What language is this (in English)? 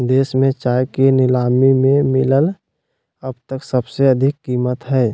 Magahi